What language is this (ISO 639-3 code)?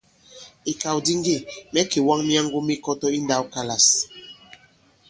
abb